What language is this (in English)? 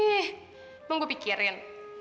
Indonesian